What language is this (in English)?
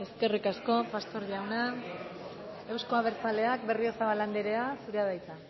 Basque